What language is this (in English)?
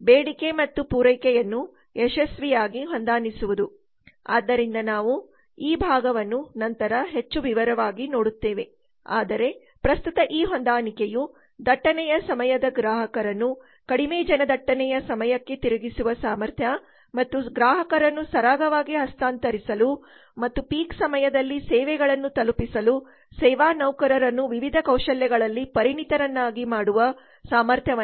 Kannada